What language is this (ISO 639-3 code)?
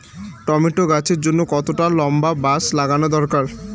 ben